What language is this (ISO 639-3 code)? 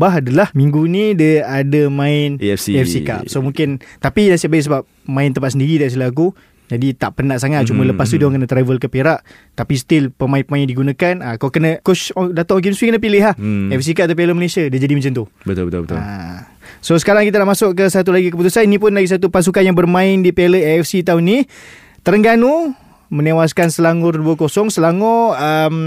msa